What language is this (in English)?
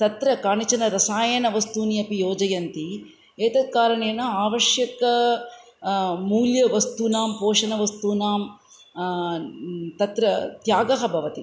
Sanskrit